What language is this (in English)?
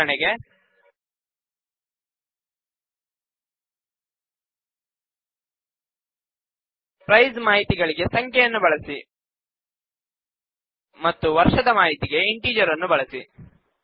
Kannada